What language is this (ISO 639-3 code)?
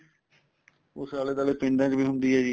pan